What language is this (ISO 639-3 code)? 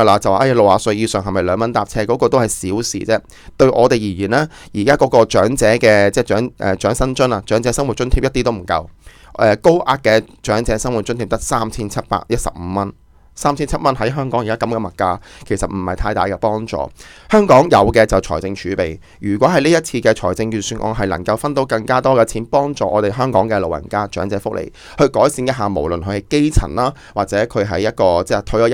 zho